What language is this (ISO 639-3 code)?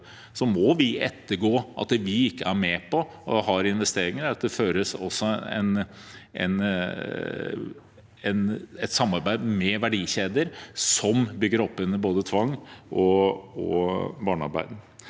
nor